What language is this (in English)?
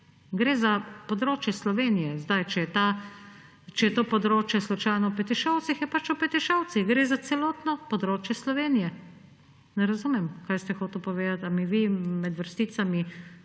Slovenian